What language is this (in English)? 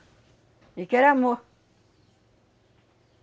Portuguese